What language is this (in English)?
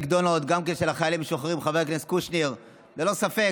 Hebrew